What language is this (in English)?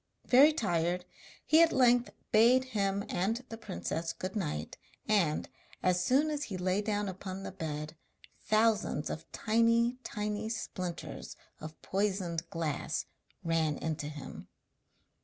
English